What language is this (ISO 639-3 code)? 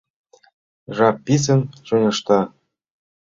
chm